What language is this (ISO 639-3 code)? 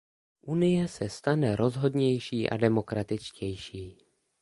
ces